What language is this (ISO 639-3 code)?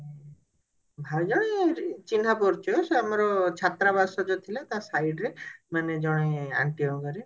ori